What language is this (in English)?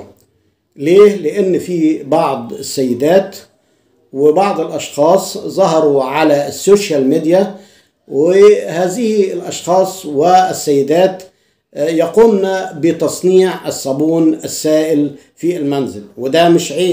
Arabic